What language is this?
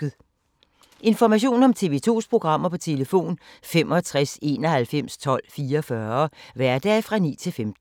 Danish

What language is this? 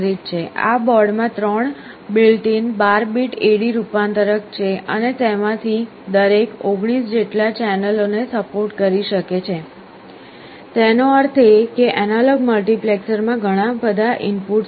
Gujarati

